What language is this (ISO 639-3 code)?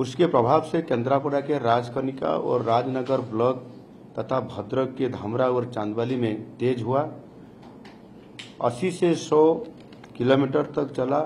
hin